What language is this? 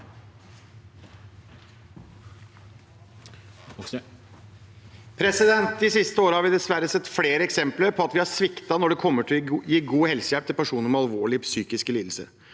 Norwegian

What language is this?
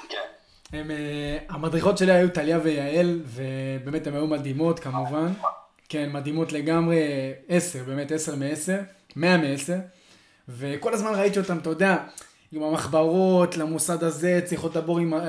Hebrew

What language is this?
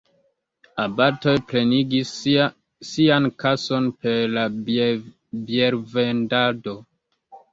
Esperanto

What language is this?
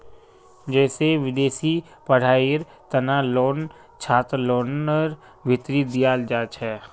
Magahi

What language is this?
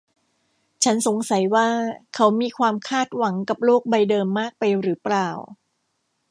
Thai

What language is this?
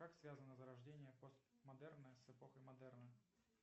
Russian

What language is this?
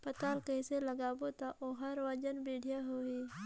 Chhattisgarhi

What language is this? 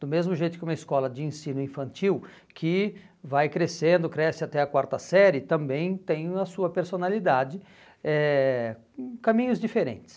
Portuguese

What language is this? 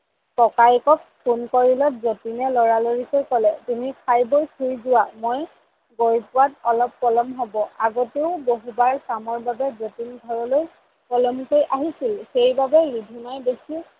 Assamese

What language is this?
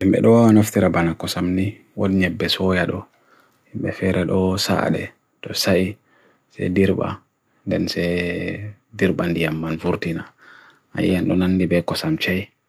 Bagirmi Fulfulde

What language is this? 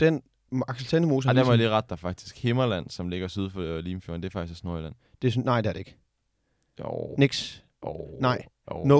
Danish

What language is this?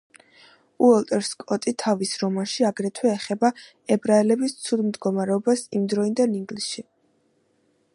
Georgian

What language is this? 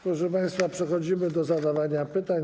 Polish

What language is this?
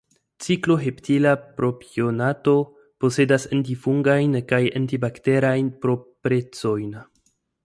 Esperanto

